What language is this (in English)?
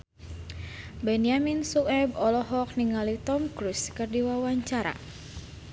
Sundanese